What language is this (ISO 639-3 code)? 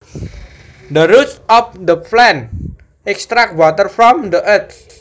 jav